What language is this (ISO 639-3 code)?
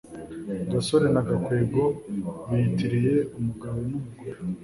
kin